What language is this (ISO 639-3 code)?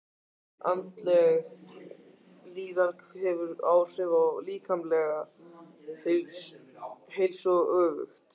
isl